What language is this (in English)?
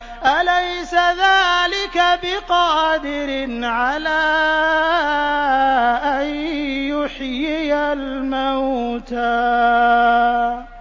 Arabic